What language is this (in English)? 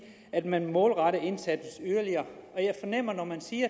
Danish